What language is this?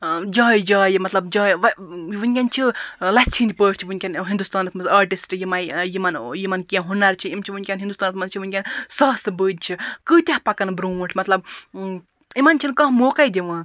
Kashmiri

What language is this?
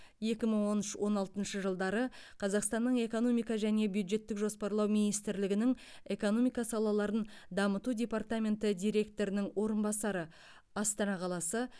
Kazakh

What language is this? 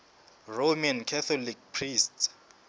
Southern Sotho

